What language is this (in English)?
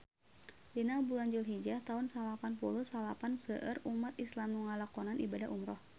Sundanese